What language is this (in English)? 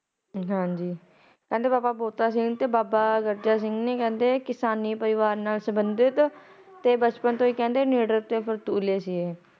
Punjabi